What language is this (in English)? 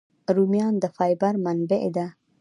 Pashto